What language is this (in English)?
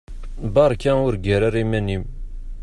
Kabyle